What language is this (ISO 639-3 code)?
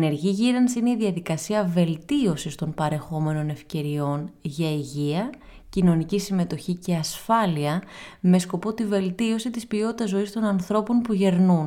ell